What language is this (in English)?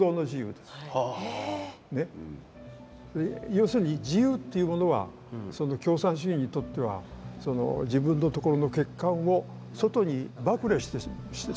Japanese